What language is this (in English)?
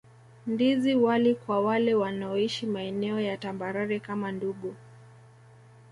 Swahili